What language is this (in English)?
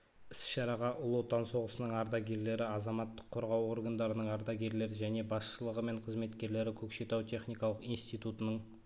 Kazakh